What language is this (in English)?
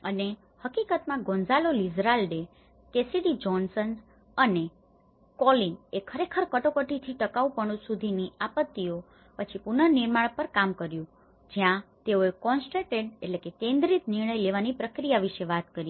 Gujarati